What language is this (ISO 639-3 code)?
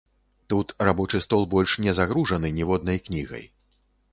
bel